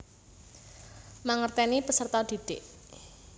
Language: Javanese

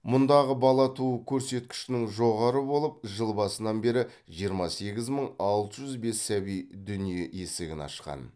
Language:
Kazakh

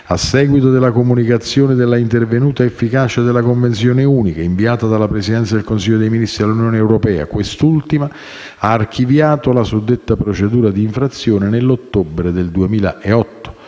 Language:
Italian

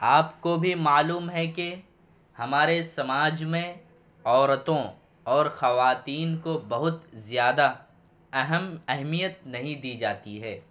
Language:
Urdu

